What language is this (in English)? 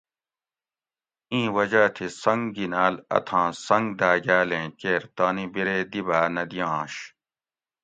Gawri